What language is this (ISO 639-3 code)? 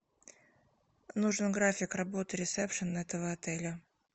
rus